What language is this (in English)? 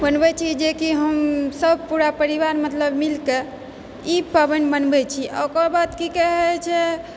Maithili